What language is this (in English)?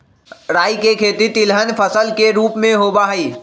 Magahi